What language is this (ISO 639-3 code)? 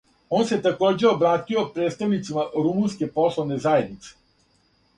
srp